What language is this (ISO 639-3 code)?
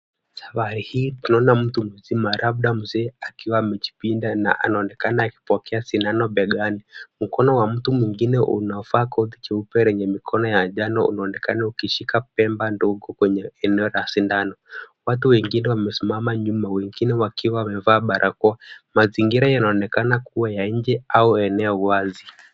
swa